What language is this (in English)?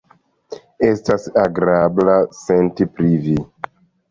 Esperanto